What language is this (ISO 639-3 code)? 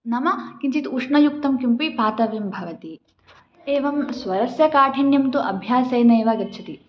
san